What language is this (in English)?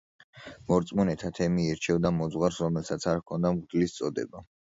Georgian